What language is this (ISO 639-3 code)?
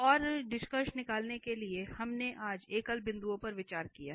hin